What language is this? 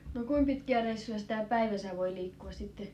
Finnish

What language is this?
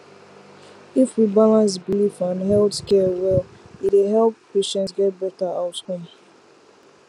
Nigerian Pidgin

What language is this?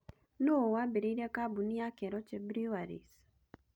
Kikuyu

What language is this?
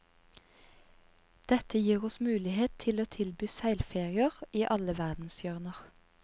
Norwegian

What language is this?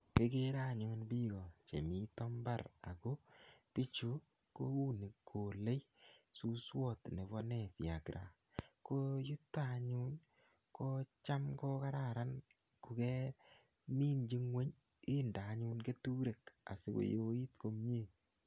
Kalenjin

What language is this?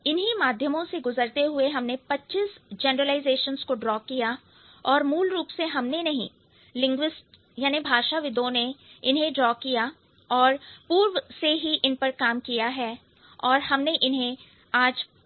Hindi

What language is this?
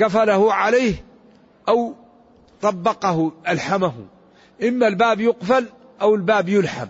Arabic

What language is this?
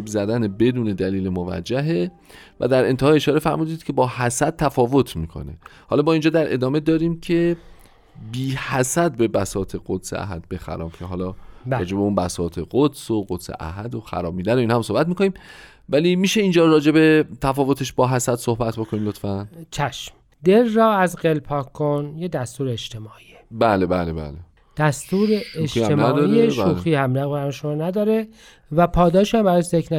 Persian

